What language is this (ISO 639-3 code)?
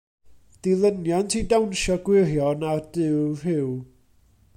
cym